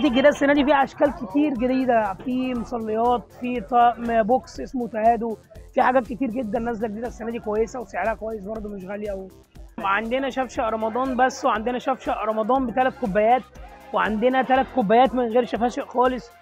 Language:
Arabic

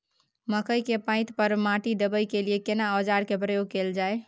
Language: Maithili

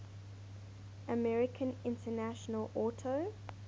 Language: English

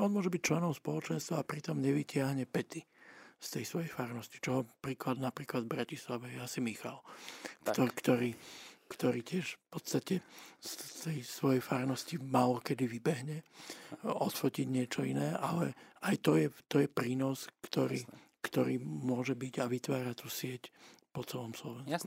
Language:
Slovak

